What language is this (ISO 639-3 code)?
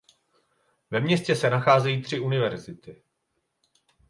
ces